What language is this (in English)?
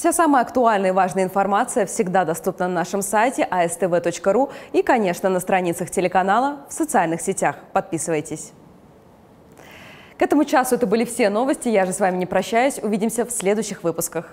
Russian